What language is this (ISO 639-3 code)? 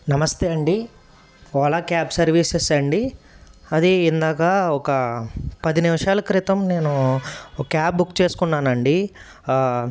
tel